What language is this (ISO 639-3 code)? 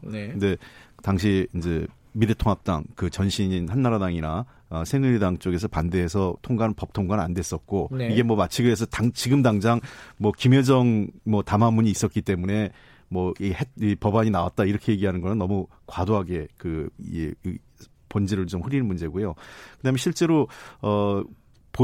kor